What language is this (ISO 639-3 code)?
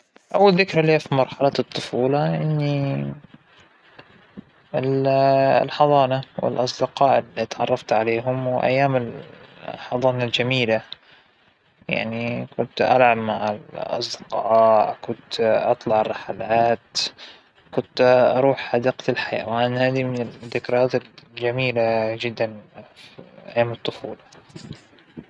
acw